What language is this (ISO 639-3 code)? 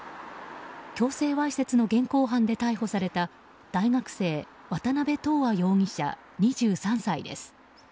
jpn